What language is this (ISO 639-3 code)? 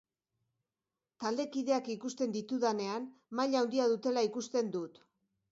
eus